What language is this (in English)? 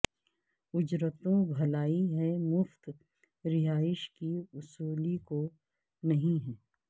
Urdu